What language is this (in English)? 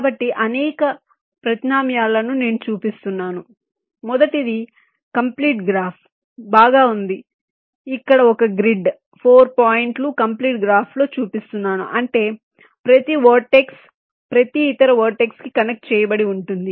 Telugu